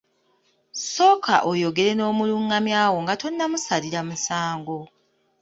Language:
Ganda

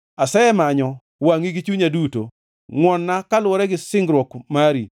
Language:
Luo (Kenya and Tanzania)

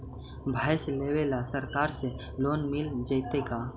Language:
Magahi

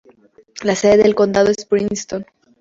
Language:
Spanish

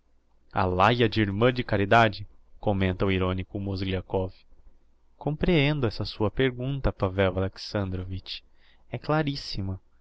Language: Portuguese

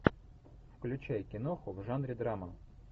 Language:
Russian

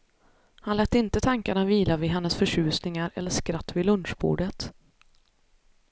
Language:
Swedish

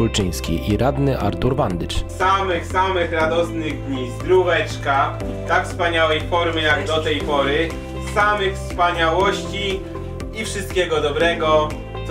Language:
Polish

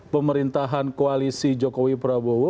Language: Indonesian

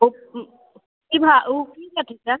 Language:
Maithili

